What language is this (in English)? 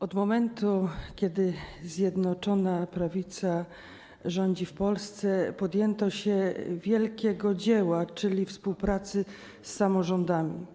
Polish